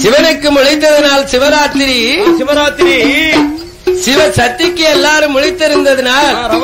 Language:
Arabic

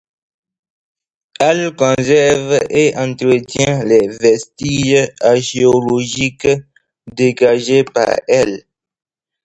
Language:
French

